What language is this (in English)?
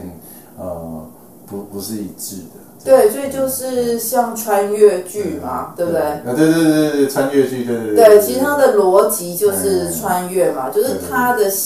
Chinese